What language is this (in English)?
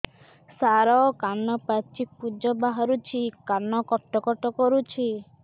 Odia